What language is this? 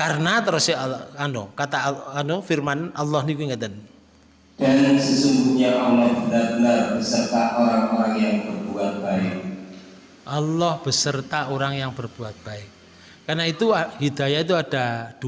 Indonesian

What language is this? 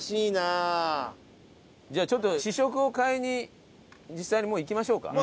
Japanese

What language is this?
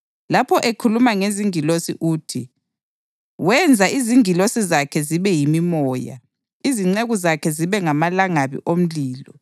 North Ndebele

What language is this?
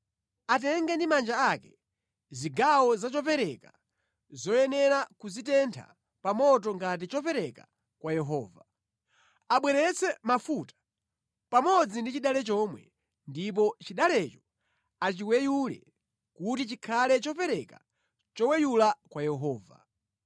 Nyanja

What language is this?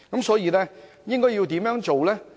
Cantonese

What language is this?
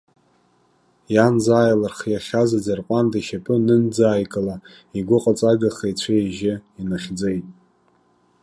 Abkhazian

